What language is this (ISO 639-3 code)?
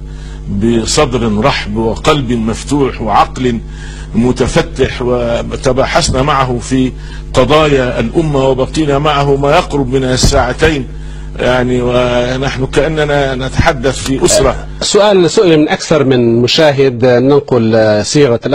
ara